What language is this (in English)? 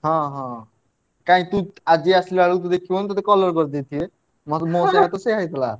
Odia